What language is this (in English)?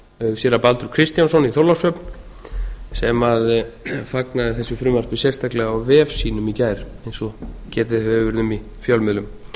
Icelandic